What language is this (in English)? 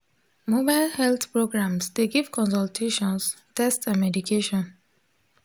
Nigerian Pidgin